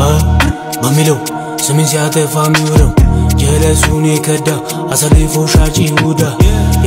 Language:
Arabic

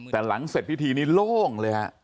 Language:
Thai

